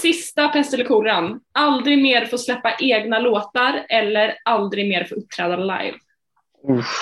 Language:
Swedish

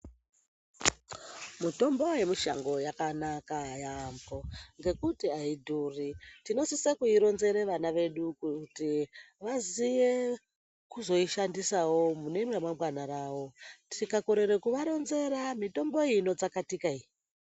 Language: Ndau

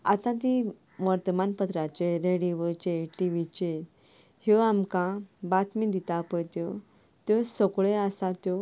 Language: Konkani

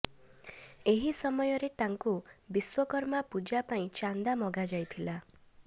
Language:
Odia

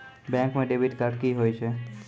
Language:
Maithili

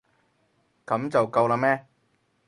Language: Cantonese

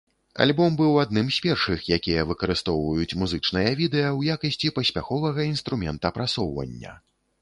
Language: Belarusian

